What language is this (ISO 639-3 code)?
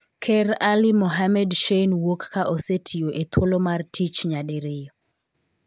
luo